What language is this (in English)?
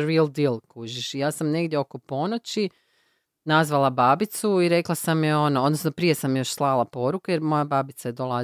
Croatian